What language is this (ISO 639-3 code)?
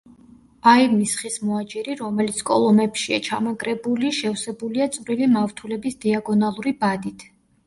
kat